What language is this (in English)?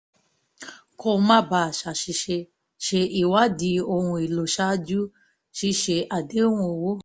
Yoruba